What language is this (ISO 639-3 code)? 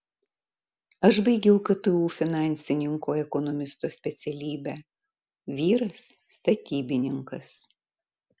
lit